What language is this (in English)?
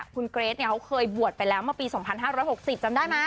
Thai